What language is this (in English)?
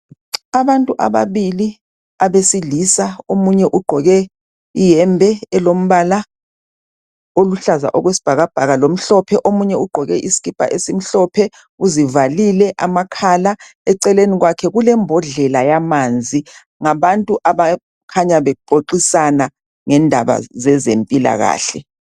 North Ndebele